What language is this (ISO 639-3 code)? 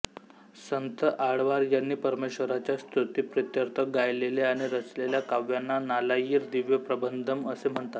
mar